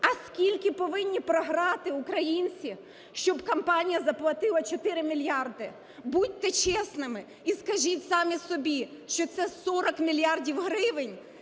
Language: Ukrainian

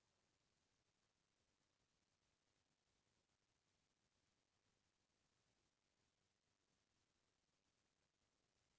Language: Chhattisgarhi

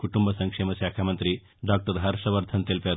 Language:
Telugu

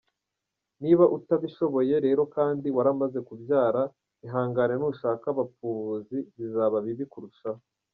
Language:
Kinyarwanda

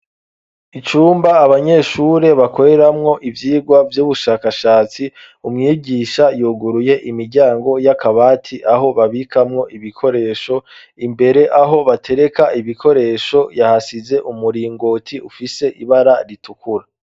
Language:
Rundi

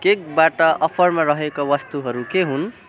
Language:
Nepali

